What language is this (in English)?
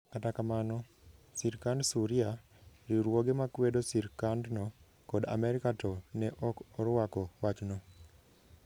Luo (Kenya and Tanzania)